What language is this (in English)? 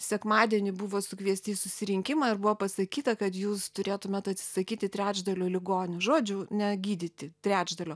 Lithuanian